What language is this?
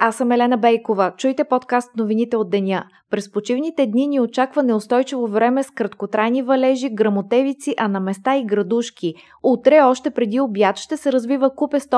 Bulgarian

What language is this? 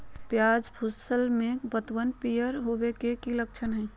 Magahi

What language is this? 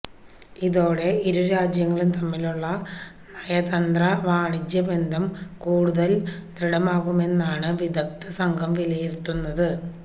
Malayalam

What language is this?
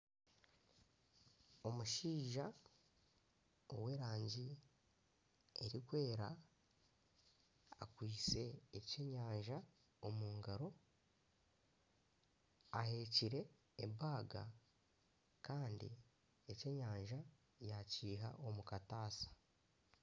Nyankole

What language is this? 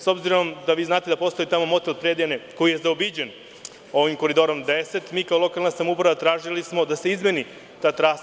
Serbian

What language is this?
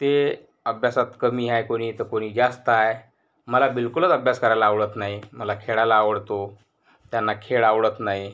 Marathi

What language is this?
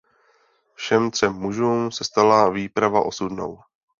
Czech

